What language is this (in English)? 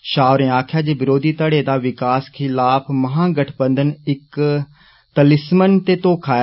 Dogri